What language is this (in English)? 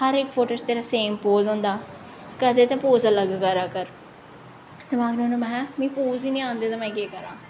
Dogri